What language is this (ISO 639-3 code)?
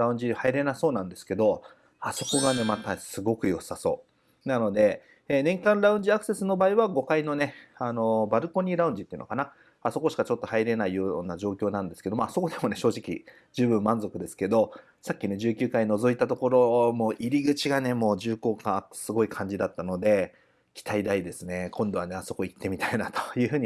jpn